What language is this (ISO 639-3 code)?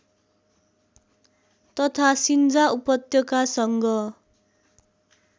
nep